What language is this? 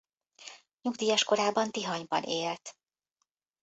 Hungarian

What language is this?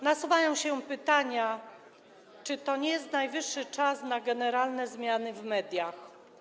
Polish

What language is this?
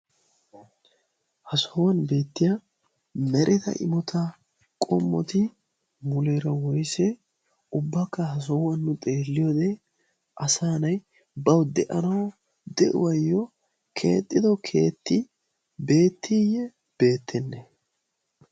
Wolaytta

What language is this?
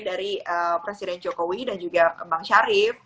Indonesian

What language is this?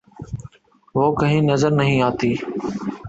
Urdu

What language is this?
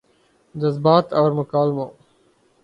Urdu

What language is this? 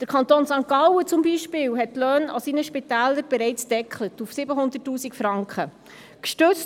Swiss German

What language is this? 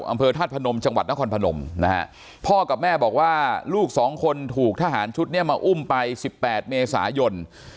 Thai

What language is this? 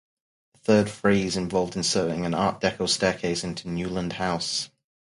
English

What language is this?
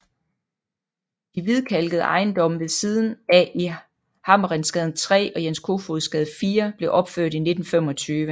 Danish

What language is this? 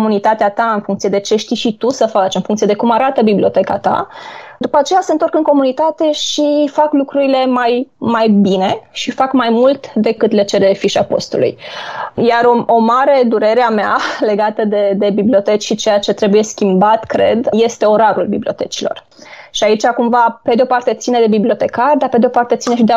Romanian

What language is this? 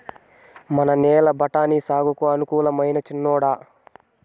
Telugu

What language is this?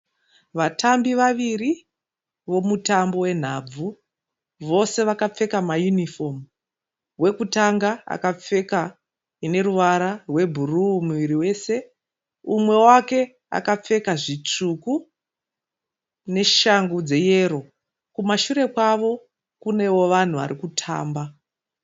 Shona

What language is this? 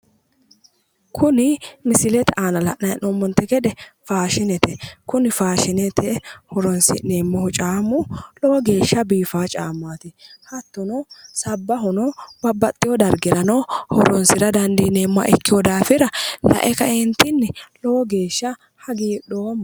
Sidamo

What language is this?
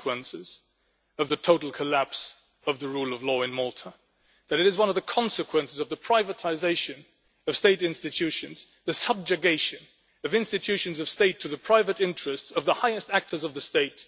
English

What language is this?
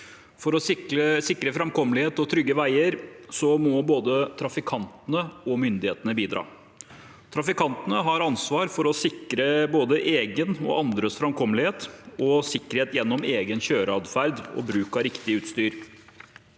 Norwegian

